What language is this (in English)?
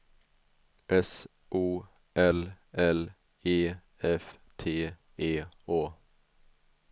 Swedish